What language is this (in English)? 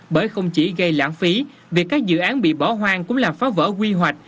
Vietnamese